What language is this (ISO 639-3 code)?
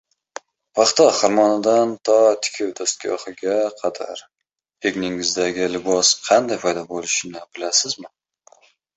uzb